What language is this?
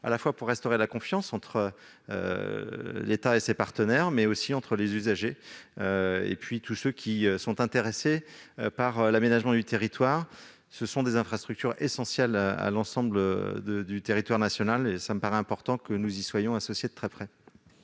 French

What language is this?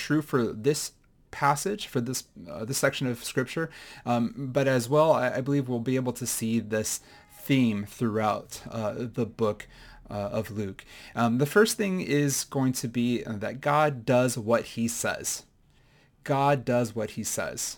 English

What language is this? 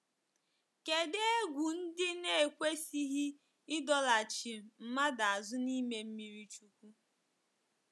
Igbo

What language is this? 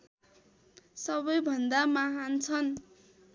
Nepali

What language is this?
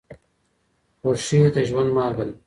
Pashto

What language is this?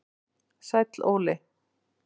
Icelandic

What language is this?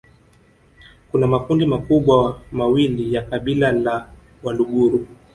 Swahili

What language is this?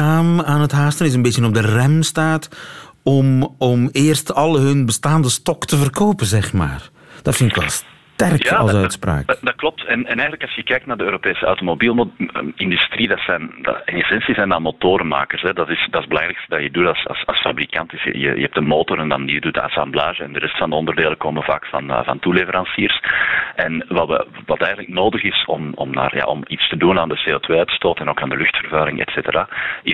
Dutch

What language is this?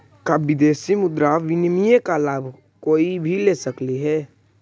Magahi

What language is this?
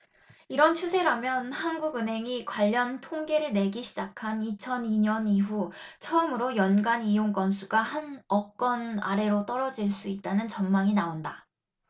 Korean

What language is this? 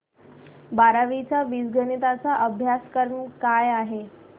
Marathi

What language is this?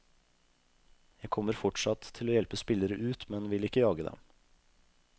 Norwegian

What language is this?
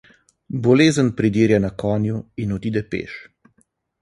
Slovenian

